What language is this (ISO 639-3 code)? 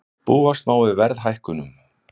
isl